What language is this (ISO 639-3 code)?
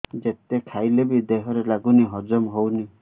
ori